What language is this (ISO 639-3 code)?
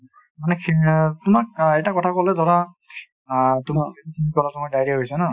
asm